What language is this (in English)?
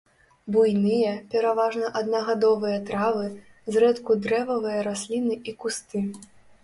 Belarusian